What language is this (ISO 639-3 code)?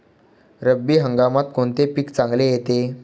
mar